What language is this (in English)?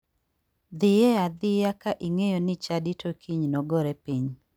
Luo (Kenya and Tanzania)